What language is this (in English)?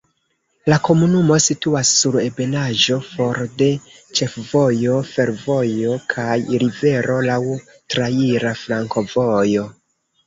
Esperanto